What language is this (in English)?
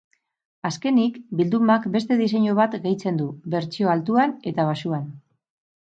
Basque